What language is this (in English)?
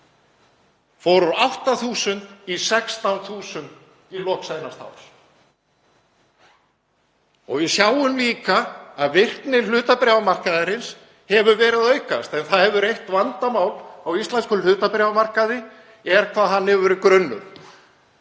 Icelandic